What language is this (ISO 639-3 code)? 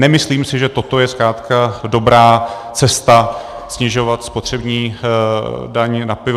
ces